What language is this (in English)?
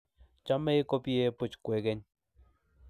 Kalenjin